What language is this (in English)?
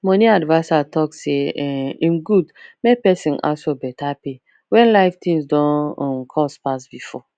Nigerian Pidgin